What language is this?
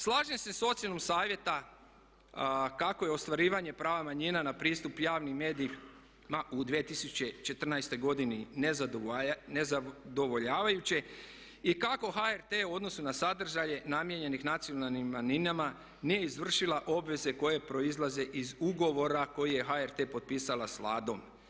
Croatian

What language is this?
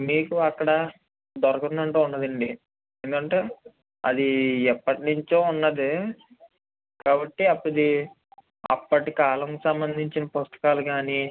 Telugu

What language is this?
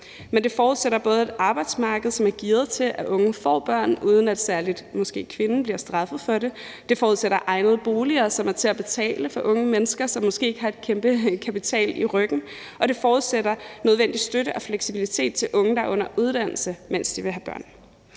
Danish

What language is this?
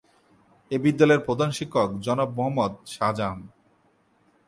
Bangla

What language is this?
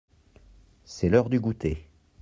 French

